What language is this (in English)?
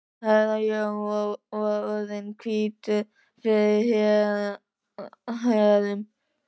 Icelandic